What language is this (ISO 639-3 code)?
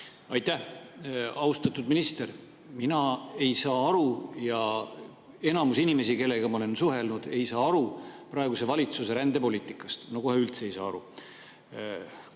est